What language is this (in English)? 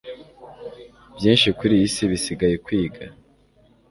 Kinyarwanda